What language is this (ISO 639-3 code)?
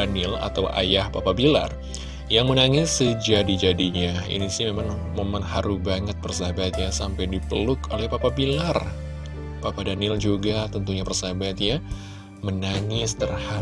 ind